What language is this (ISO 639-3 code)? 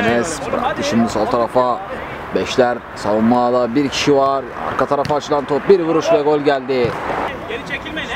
tur